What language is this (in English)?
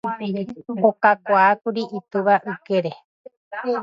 Guarani